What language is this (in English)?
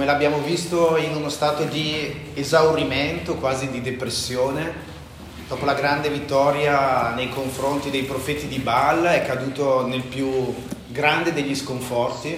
Italian